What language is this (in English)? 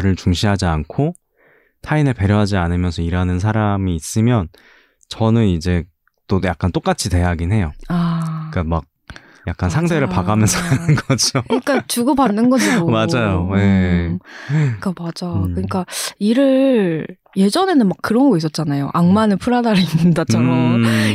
Korean